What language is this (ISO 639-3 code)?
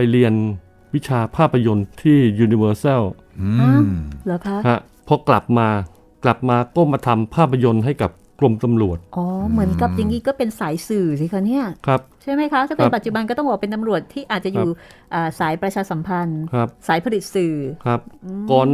tha